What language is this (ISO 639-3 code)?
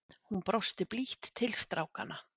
isl